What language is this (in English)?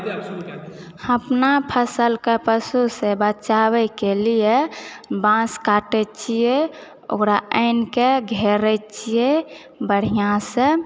Maithili